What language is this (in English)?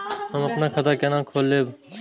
Maithili